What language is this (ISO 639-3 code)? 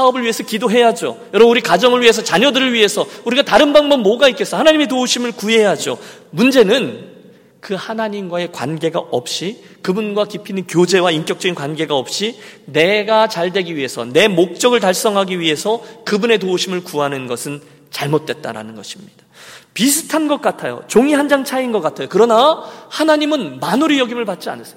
kor